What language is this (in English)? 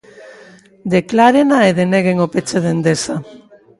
Galician